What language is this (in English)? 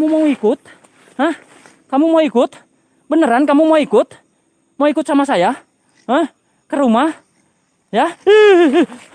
Indonesian